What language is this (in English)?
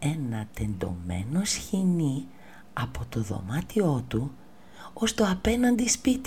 Greek